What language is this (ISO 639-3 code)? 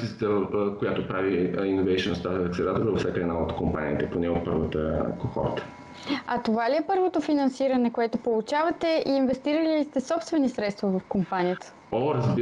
bul